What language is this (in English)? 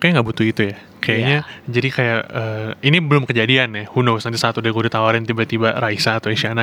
Indonesian